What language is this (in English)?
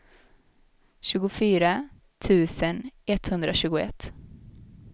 Swedish